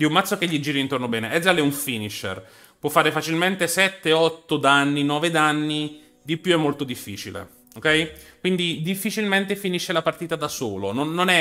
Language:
Italian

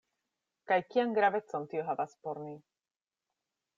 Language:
Esperanto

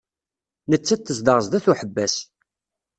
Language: Kabyle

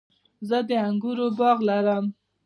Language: Pashto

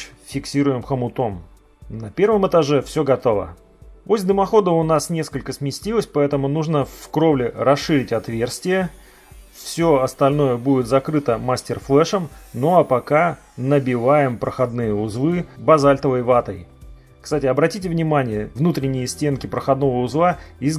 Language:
Russian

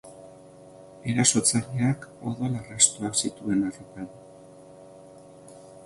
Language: Basque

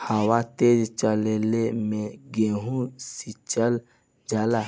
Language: Bhojpuri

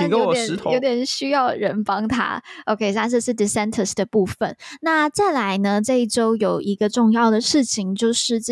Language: Chinese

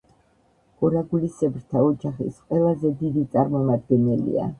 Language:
Georgian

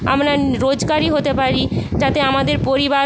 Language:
Bangla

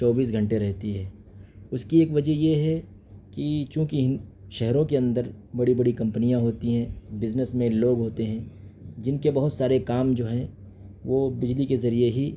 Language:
Urdu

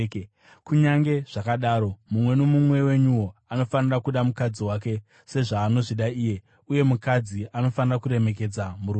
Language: Shona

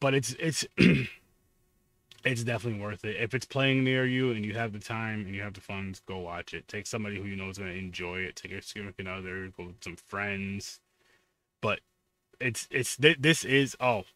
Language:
English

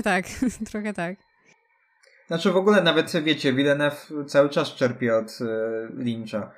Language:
Polish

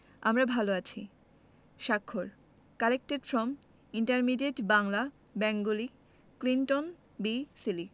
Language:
Bangla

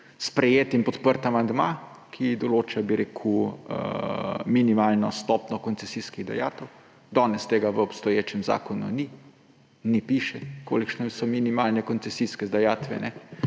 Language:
Slovenian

